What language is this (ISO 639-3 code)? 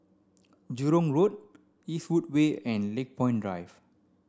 eng